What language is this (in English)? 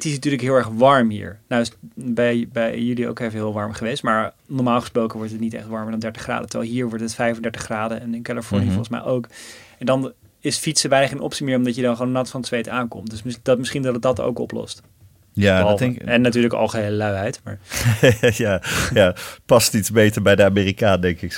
Dutch